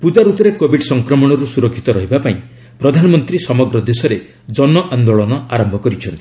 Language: Odia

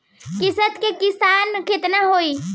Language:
Bhojpuri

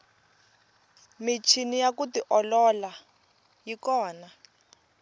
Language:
Tsonga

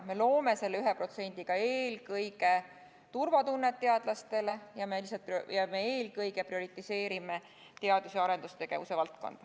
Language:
Estonian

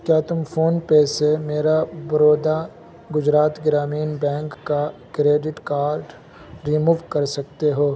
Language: Urdu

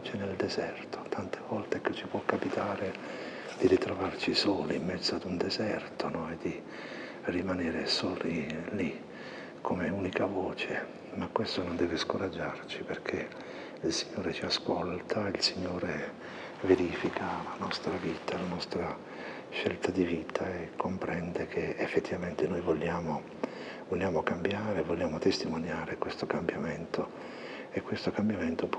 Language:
Italian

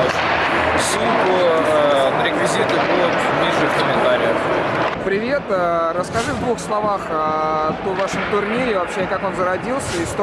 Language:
Russian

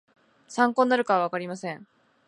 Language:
Japanese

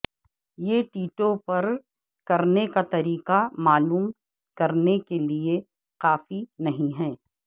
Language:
Urdu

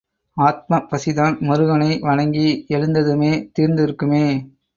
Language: Tamil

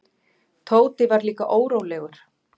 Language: Icelandic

